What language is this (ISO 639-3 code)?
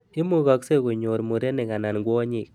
kln